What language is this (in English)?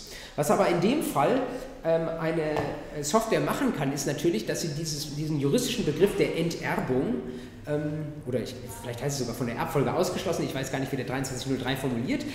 German